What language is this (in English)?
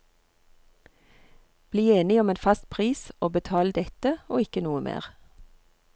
Norwegian